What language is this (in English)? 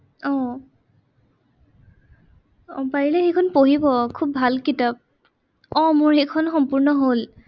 Assamese